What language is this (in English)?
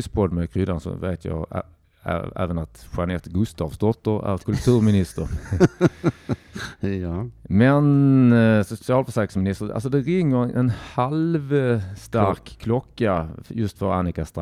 Swedish